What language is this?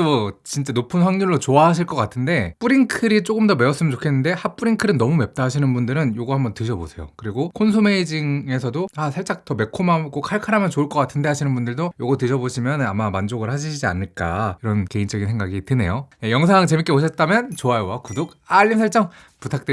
Korean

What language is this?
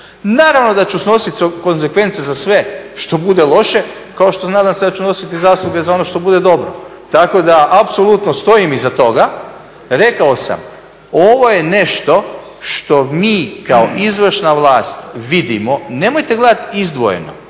Croatian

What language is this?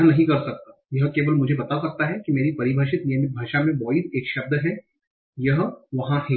Hindi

